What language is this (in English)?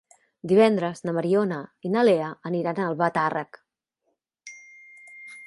Catalan